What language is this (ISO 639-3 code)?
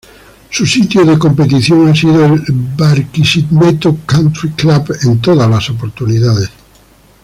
spa